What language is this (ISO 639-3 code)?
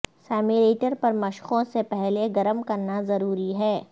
urd